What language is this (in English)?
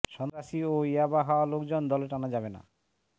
Bangla